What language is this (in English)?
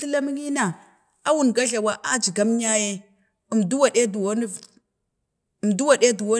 Bade